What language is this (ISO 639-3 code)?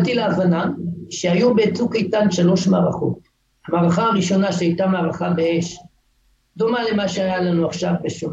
heb